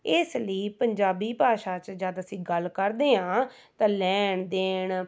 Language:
Punjabi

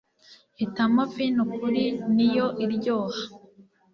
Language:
Kinyarwanda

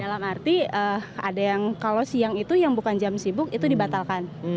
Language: Indonesian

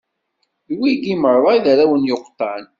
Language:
Kabyle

